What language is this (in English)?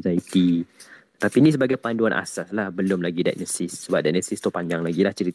Malay